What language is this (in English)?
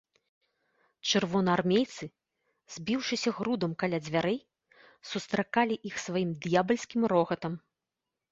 Belarusian